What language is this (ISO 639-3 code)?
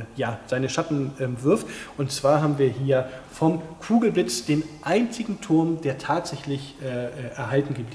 deu